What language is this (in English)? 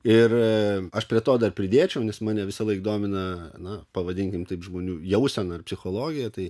Lithuanian